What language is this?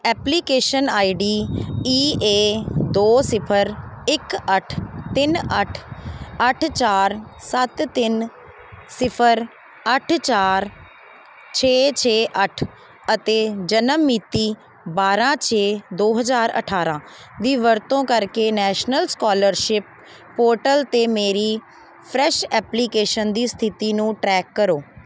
Punjabi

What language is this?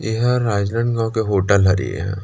Chhattisgarhi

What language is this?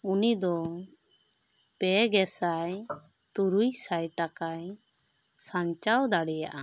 Santali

